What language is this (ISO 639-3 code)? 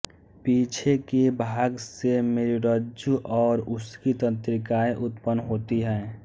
hin